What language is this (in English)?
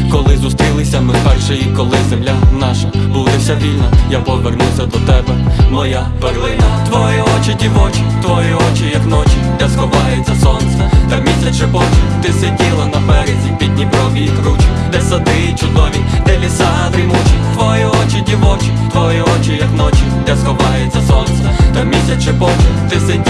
Ukrainian